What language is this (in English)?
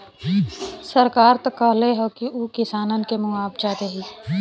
Bhojpuri